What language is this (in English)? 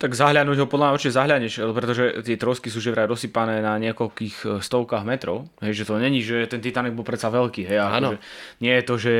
Slovak